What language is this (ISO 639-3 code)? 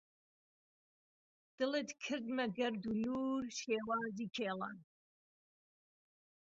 ckb